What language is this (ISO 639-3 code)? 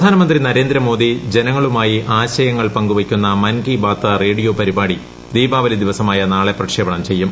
mal